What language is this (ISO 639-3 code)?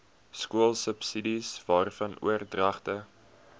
afr